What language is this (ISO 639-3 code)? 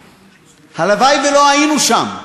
heb